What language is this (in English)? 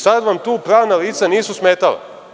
Serbian